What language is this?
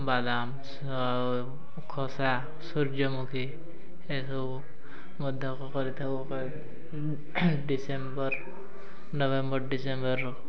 Odia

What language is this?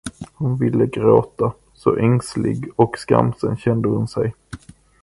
Swedish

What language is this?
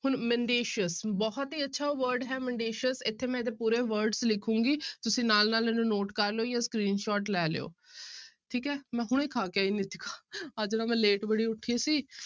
Punjabi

